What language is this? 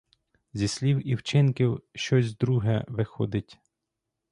Ukrainian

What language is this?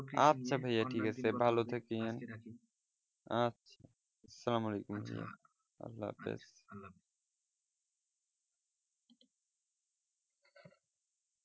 Bangla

